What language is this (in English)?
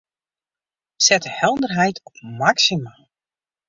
Western Frisian